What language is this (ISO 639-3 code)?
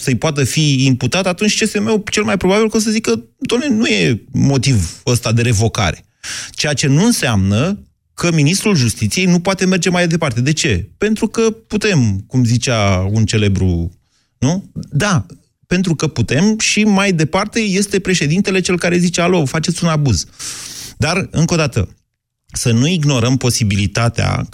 ron